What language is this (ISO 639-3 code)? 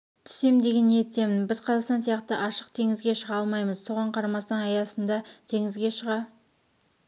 kaz